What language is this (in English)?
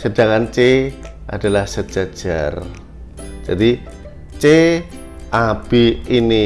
Indonesian